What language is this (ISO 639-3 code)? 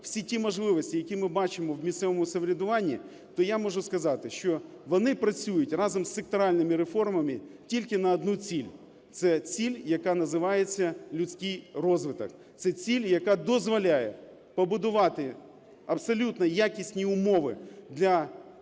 ukr